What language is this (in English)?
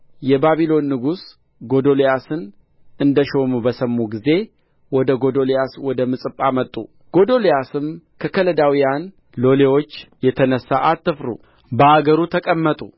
Amharic